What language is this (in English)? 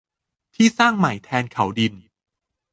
Thai